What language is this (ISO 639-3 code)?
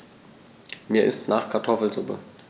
deu